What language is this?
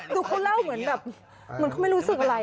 Thai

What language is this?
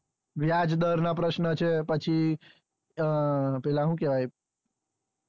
Gujarati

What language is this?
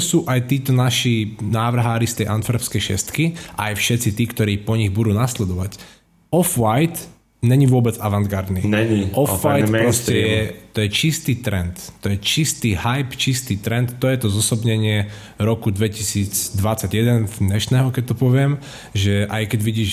Slovak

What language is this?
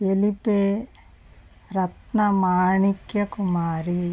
Telugu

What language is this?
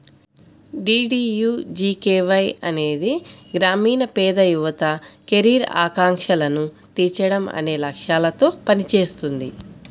Telugu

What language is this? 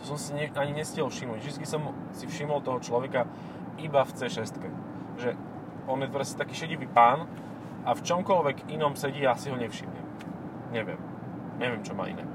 Slovak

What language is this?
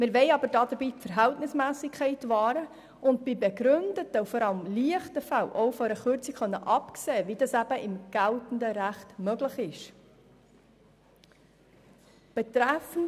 Swiss German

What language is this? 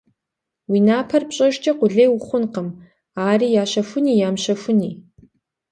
Kabardian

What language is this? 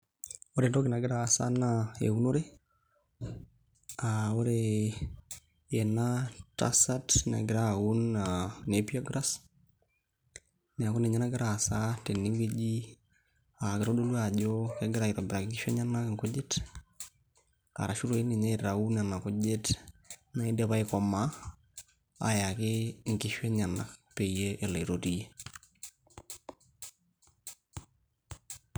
Masai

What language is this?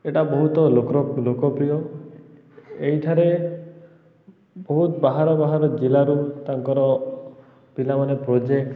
Odia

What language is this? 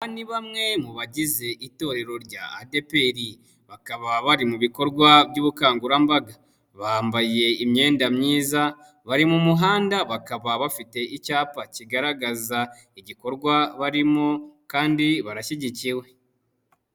Kinyarwanda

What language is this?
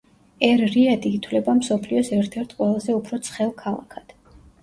Georgian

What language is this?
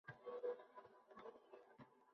Uzbek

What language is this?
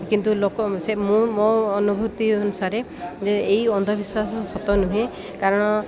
Odia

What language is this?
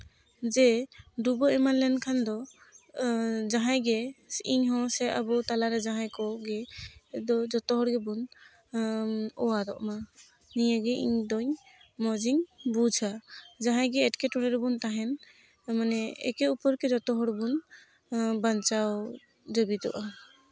Santali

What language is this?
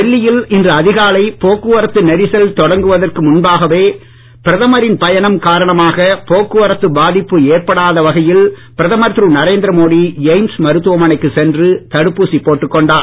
Tamil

